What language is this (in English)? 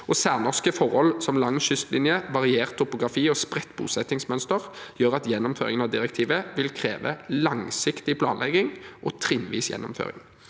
Norwegian